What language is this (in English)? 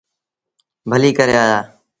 Sindhi Bhil